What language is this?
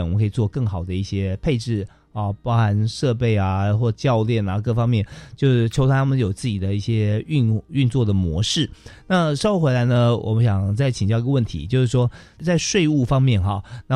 Chinese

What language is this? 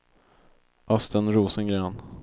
Swedish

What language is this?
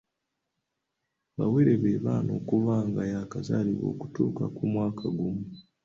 Ganda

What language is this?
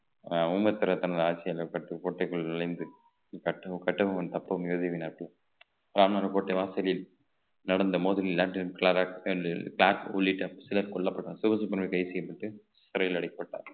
Tamil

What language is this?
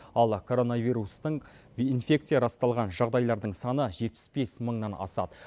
Kazakh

